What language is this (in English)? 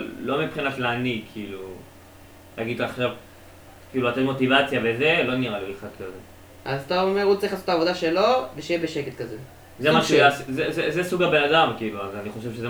Hebrew